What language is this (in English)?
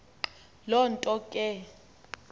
Xhosa